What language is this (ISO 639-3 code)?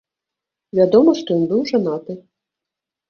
bel